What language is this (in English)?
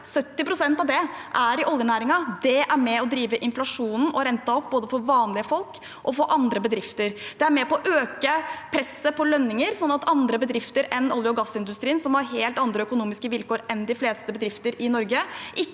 Norwegian